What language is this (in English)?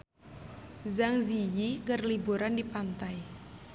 Sundanese